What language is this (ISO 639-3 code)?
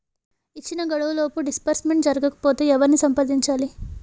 tel